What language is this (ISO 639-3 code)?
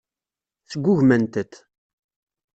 kab